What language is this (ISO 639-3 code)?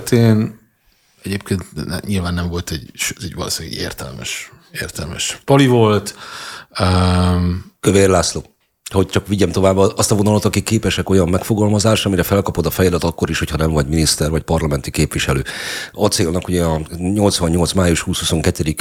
hun